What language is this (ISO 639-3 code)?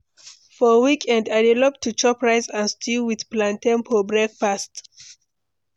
pcm